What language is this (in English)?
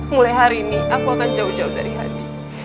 Indonesian